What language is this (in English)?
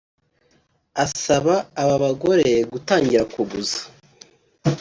Kinyarwanda